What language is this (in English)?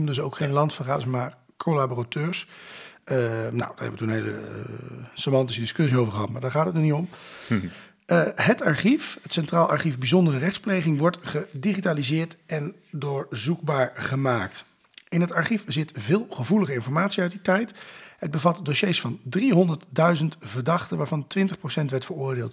Dutch